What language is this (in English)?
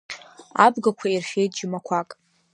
Abkhazian